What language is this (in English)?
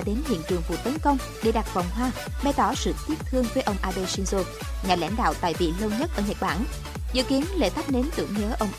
Vietnamese